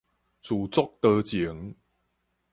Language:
Min Nan Chinese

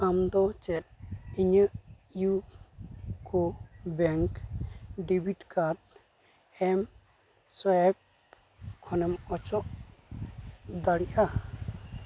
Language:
Santali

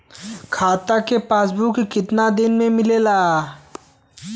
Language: Bhojpuri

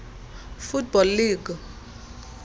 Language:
Xhosa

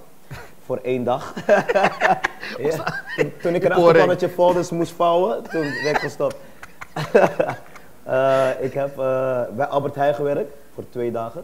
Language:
Dutch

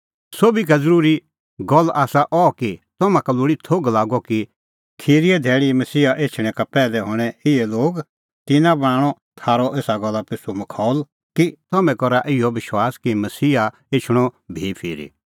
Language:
Kullu Pahari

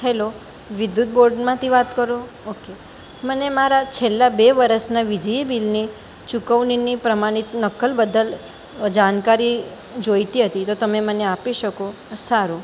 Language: Gujarati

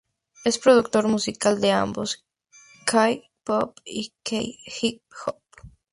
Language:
Spanish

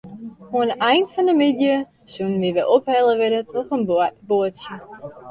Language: Western Frisian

